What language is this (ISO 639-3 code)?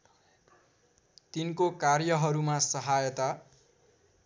nep